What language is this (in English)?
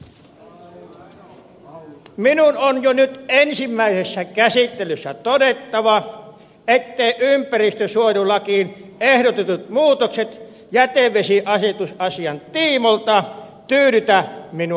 Finnish